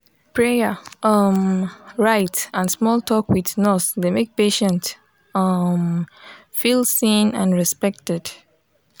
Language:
Nigerian Pidgin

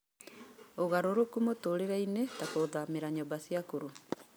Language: Kikuyu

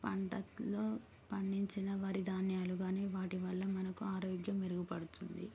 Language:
Telugu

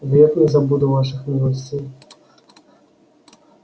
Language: Russian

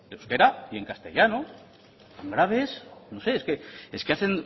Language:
Spanish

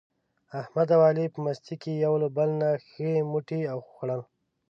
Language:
Pashto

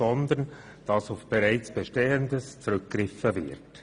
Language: Swiss German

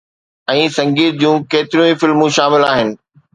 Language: Sindhi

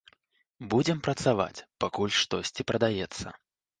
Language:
Belarusian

